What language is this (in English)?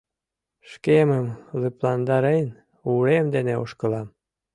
Mari